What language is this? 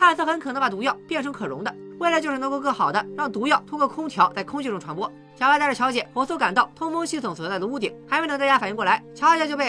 Chinese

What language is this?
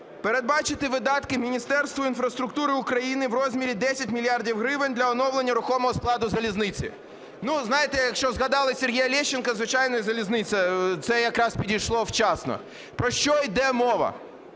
Ukrainian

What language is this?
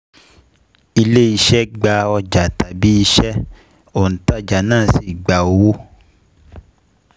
Yoruba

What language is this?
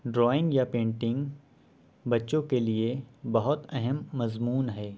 Urdu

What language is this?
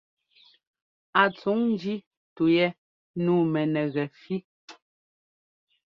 Ngomba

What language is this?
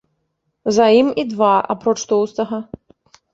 Belarusian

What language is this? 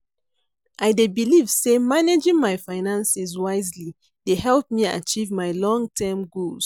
Nigerian Pidgin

